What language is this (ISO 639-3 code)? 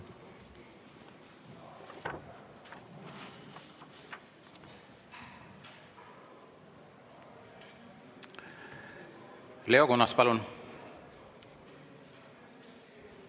est